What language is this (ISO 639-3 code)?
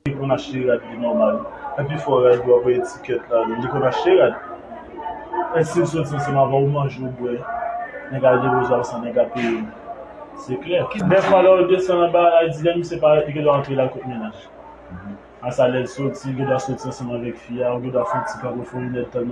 fra